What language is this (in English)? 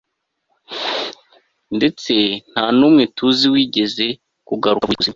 Kinyarwanda